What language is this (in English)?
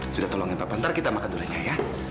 Indonesian